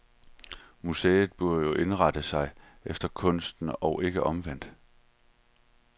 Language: Danish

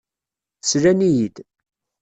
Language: Kabyle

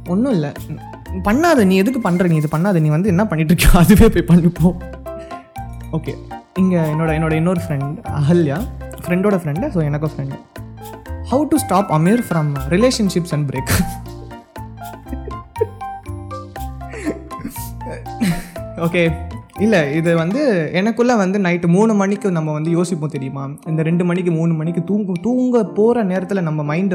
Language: Tamil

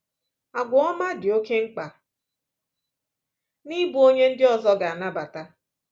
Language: Igbo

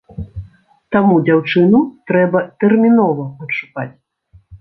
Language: Belarusian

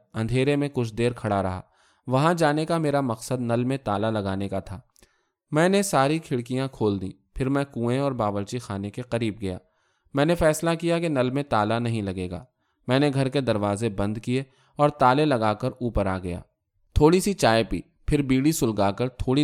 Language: Urdu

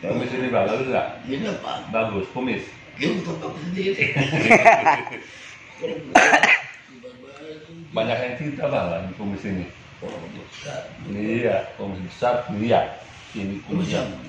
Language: Indonesian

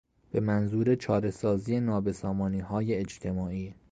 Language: Persian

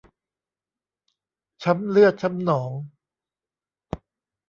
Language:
Thai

